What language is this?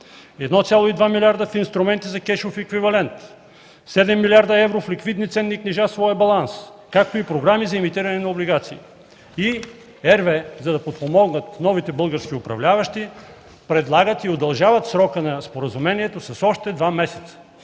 Bulgarian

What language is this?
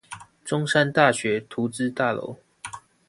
Chinese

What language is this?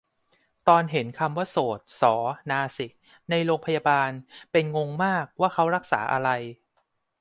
Thai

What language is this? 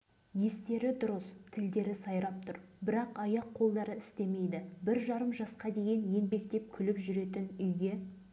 Kazakh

